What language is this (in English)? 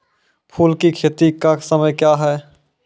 Maithili